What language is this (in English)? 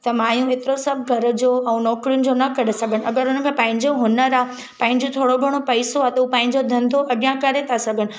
Sindhi